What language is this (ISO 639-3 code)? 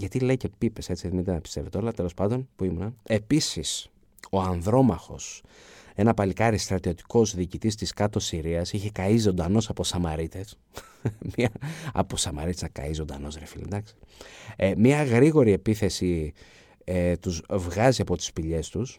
ell